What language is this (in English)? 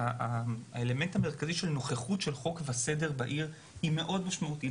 Hebrew